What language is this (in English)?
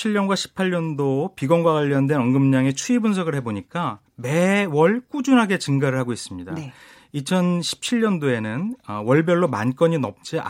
Korean